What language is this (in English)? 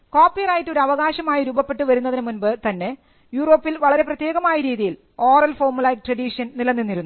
Malayalam